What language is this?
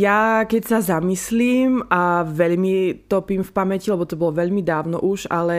Slovak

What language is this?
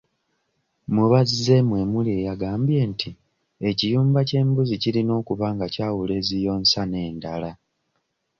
Ganda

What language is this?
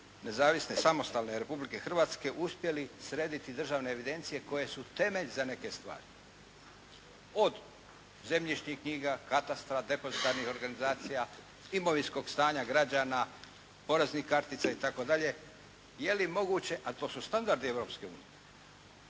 Croatian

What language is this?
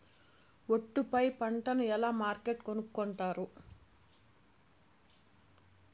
Telugu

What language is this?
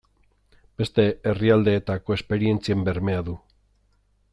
Basque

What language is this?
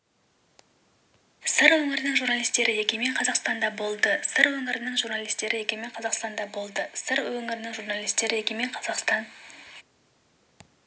Kazakh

